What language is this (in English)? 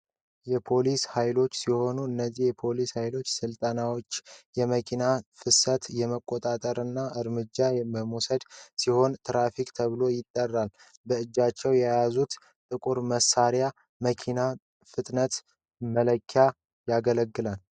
Amharic